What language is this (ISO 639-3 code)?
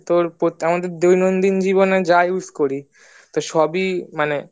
ben